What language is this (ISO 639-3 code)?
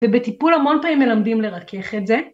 heb